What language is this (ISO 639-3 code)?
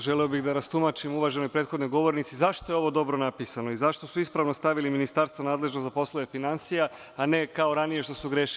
srp